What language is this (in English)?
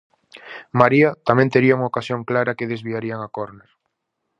Galician